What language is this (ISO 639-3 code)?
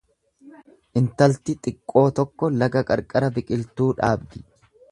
orm